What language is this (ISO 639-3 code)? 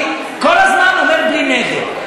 heb